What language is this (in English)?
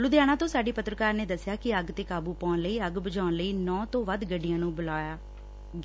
Punjabi